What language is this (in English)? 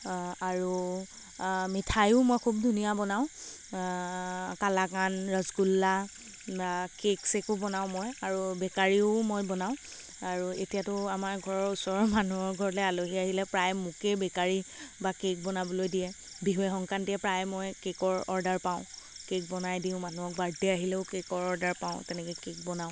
Assamese